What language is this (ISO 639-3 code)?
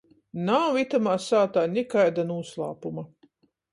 ltg